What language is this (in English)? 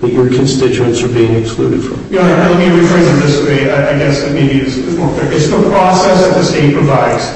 English